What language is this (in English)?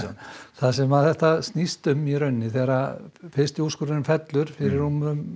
Icelandic